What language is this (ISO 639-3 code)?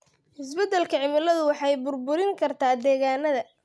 som